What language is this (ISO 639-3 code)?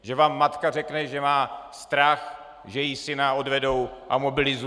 ces